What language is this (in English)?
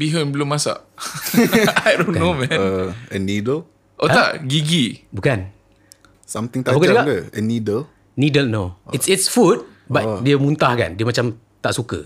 Malay